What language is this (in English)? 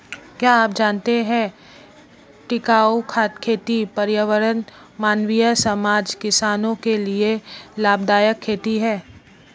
Hindi